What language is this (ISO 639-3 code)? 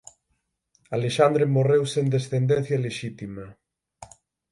glg